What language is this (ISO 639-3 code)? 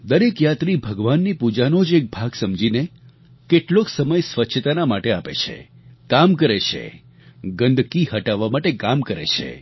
guj